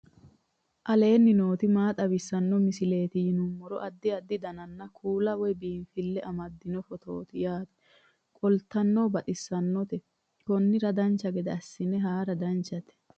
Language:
Sidamo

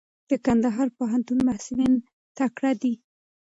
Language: Pashto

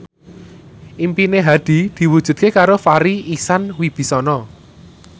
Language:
Javanese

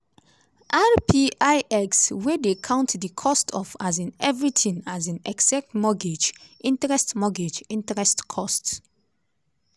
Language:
Nigerian Pidgin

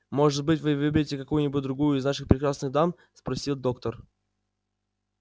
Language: Russian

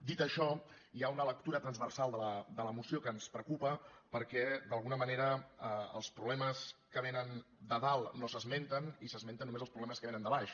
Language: Catalan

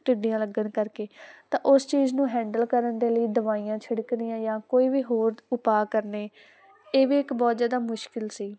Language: Punjabi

